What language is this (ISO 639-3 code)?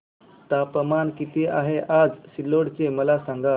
mar